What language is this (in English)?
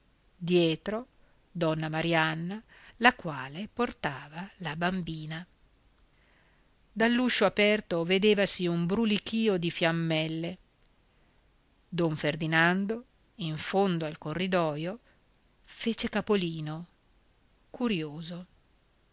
Italian